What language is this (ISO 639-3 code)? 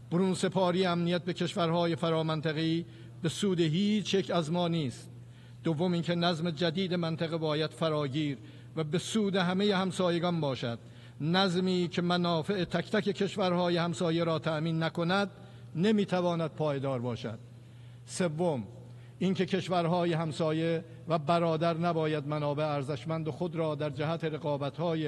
fas